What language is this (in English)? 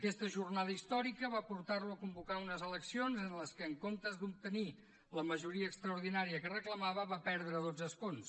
Catalan